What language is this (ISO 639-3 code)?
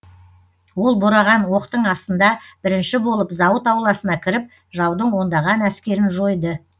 kaz